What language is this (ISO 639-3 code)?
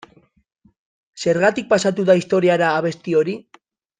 eus